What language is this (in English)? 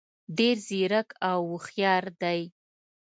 Pashto